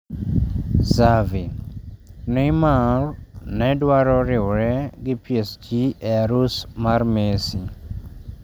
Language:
Luo (Kenya and Tanzania)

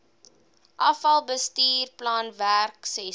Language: Afrikaans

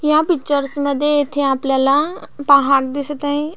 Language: Marathi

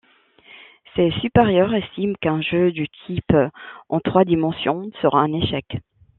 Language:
French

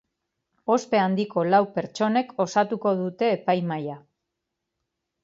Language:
Basque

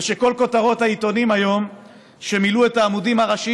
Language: Hebrew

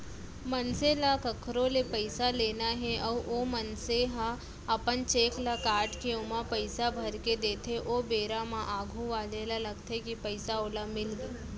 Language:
Chhattisgarhi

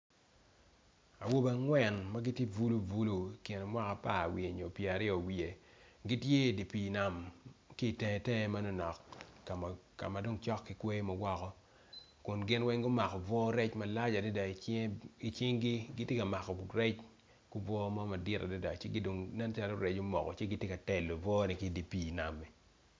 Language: Acoli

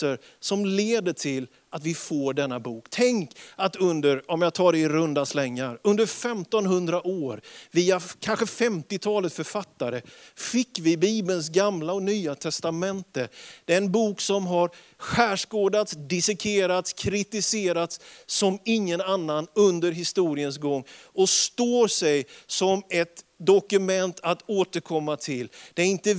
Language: Swedish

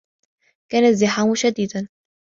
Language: Arabic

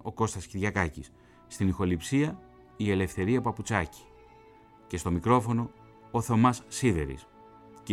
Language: Greek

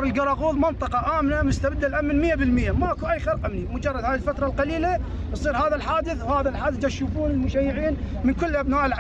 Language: Arabic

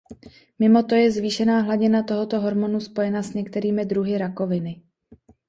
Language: Czech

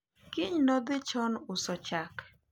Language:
Luo (Kenya and Tanzania)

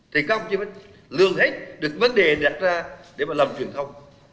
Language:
Vietnamese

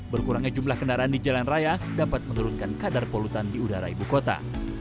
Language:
Indonesian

